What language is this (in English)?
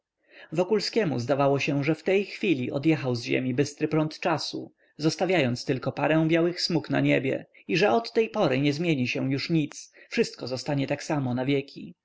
Polish